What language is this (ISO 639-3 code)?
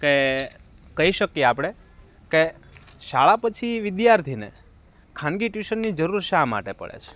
guj